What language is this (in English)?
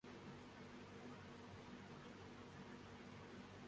Urdu